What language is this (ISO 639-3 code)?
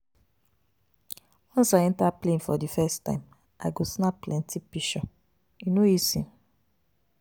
pcm